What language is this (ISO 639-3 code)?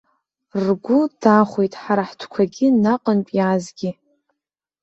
abk